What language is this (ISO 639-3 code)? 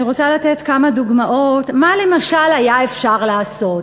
heb